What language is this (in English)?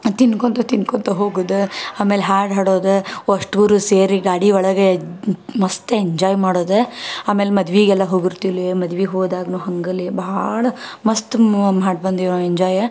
Kannada